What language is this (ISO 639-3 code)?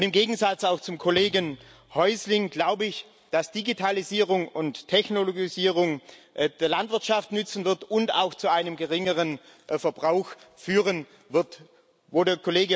deu